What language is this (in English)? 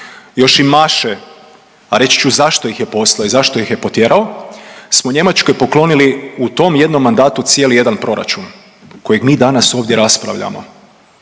Croatian